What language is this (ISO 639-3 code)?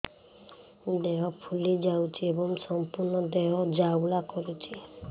ori